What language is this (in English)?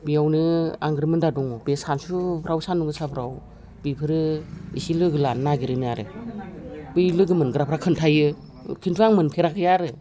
Bodo